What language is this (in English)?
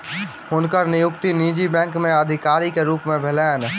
Maithili